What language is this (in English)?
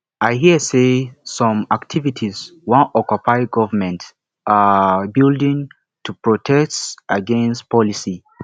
Nigerian Pidgin